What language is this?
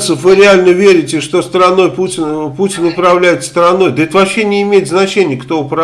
Russian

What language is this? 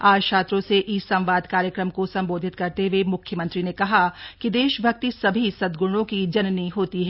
Hindi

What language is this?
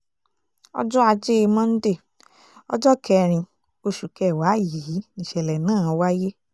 Yoruba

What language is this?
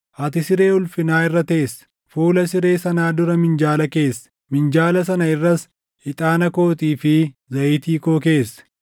Oromo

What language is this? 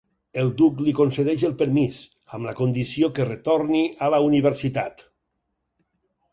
Catalan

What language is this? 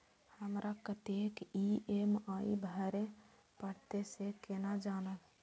Maithili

